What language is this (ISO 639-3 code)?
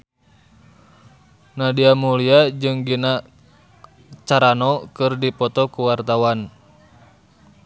sun